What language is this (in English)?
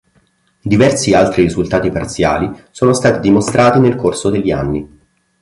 Italian